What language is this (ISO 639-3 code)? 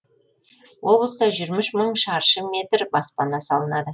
kaz